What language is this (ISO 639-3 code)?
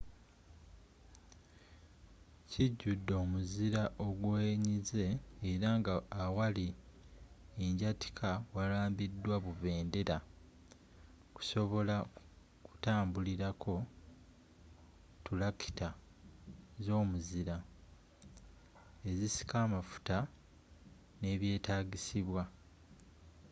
lug